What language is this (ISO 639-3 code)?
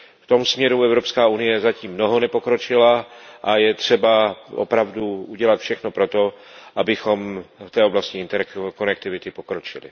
ces